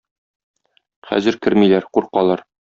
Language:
Tatar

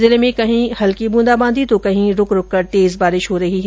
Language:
Hindi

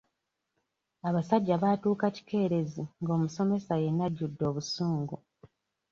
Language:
Ganda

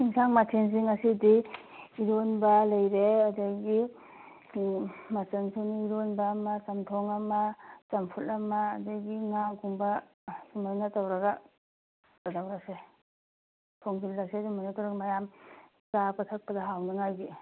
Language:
Manipuri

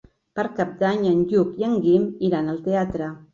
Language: Catalan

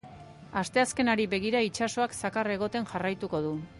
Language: Basque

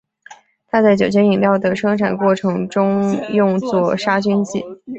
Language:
Chinese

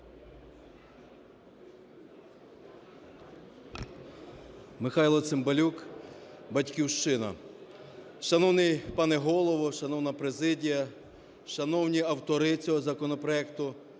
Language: Ukrainian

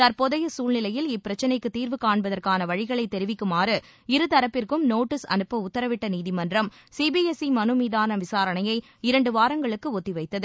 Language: Tamil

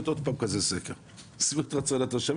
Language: Hebrew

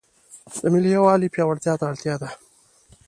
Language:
Pashto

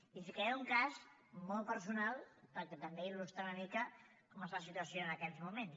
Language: Catalan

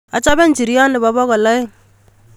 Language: Kalenjin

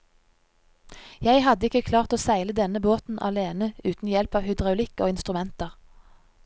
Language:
Norwegian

